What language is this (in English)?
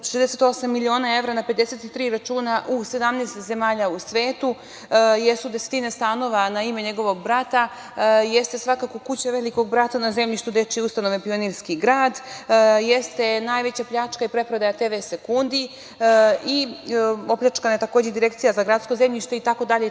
Serbian